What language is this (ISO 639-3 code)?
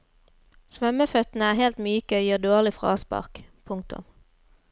nor